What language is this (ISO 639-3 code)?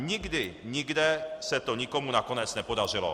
ces